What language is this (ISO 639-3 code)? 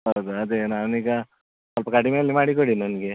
kan